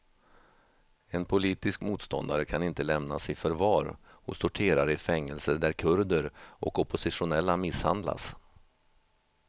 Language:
Swedish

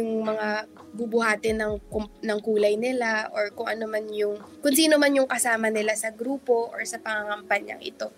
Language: Filipino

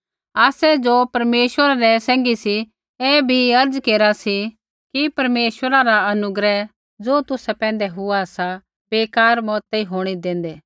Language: Kullu Pahari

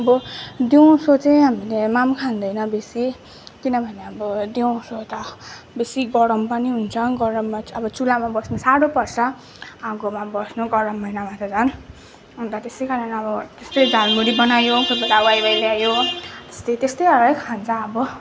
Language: Nepali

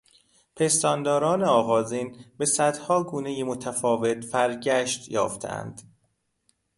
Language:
Persian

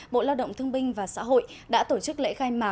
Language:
Vietnamese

